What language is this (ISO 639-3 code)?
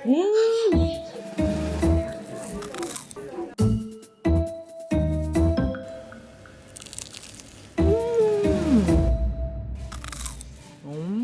kor